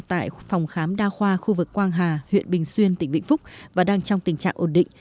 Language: Vietnamese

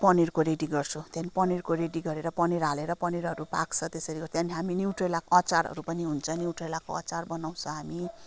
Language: Nepali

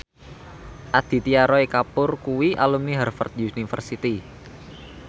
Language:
Javanese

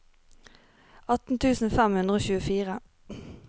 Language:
Norwegian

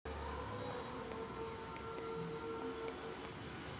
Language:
Marathi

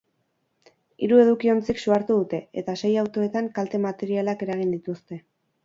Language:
Basque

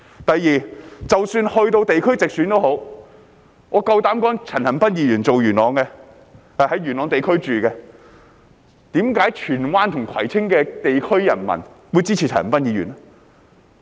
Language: Cantonese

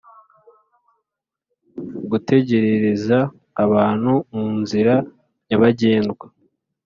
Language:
Kinyarwanda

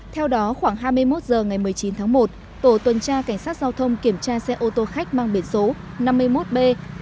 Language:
Vietnamese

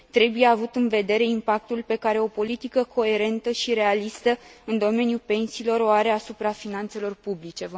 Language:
Romanian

